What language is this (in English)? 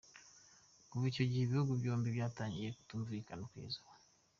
Kinyarwanda